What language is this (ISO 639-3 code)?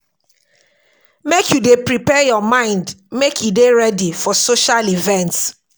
pcm